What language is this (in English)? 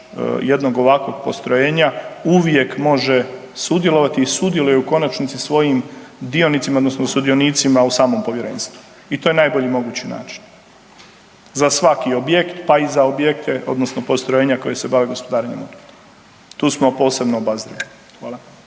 Croatian